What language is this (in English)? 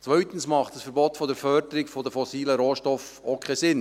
Swiss German